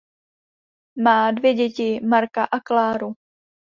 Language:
Czech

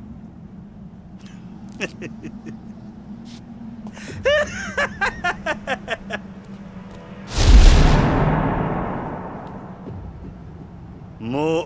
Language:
Japanese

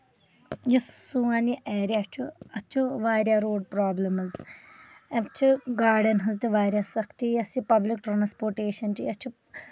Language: Kashmiri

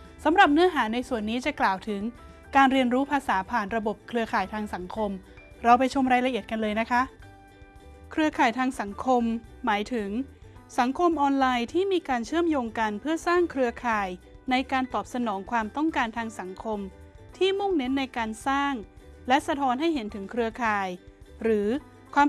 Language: Thai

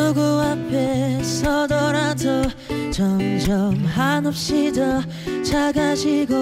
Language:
Korean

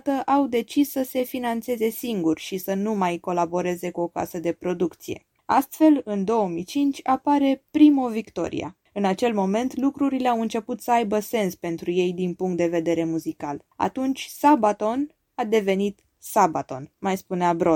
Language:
Romanian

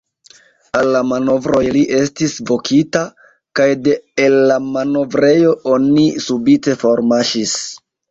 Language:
Esperanto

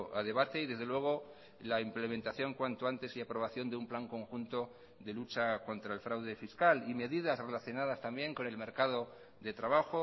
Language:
Spanish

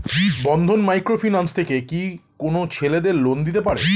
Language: Bangla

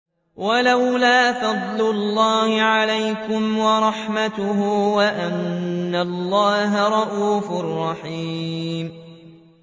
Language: Arabic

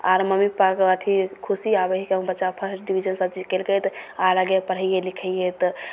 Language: Maithili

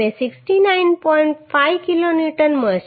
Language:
Gujarati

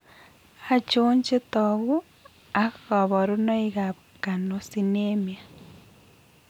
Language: Kalenjin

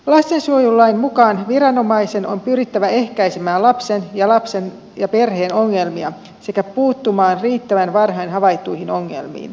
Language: Finnish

